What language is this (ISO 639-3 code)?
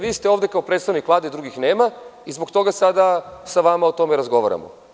srp